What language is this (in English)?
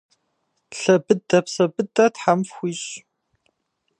Kabardian